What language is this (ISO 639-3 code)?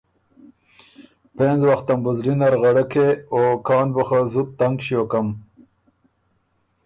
oru